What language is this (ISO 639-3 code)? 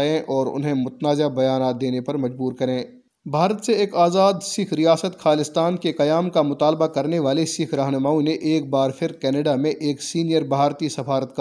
urd